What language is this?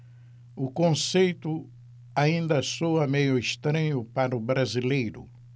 Portuguese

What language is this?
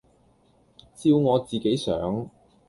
Cantonese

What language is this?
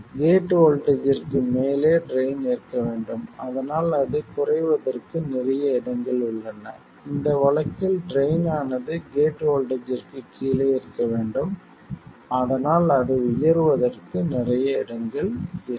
Tamil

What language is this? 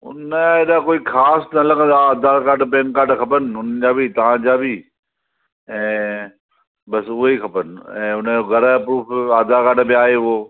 Sindhi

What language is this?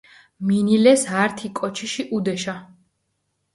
Mingrelian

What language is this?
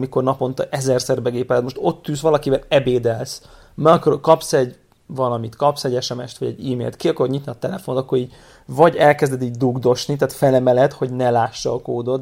Hungarian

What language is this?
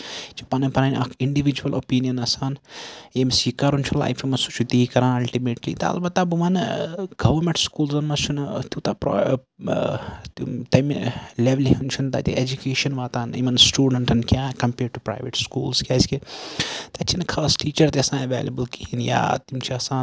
Kashmiri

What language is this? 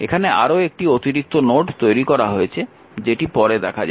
Bangla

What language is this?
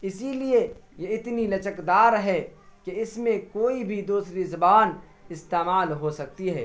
Urdu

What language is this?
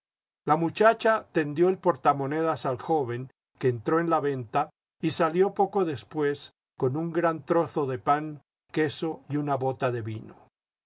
Spanish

